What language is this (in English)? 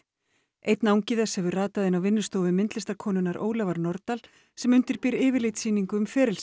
Icelandic